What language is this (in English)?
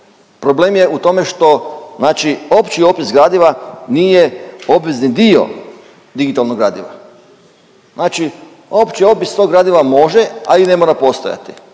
Croatian